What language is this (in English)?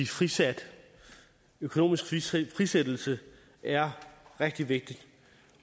Danish